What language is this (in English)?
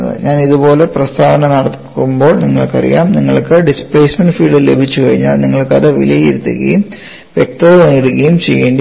Malayalam